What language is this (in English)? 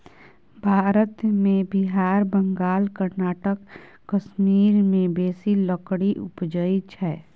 Maithili